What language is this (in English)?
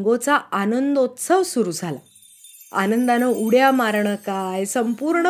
Marathi